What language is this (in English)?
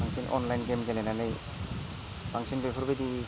Bodo